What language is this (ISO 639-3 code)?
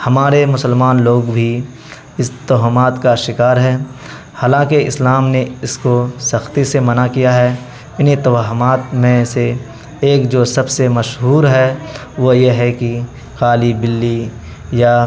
urd